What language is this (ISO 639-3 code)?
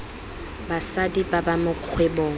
tsn